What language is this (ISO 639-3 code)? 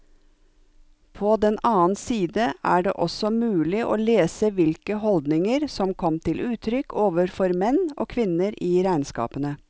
nor